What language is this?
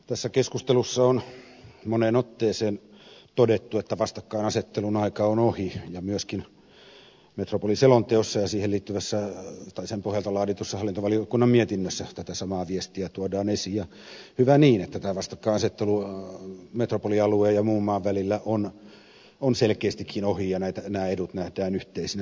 Finnish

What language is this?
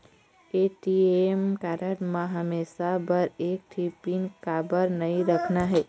Chhattisgarhi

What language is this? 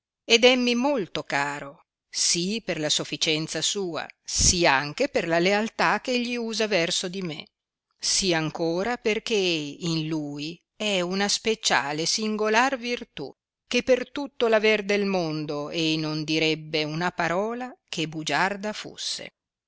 Italian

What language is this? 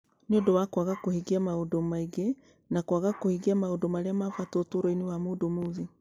Kikuyu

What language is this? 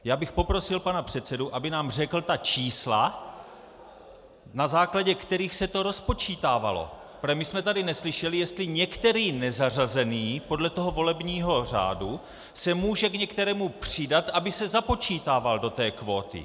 Czech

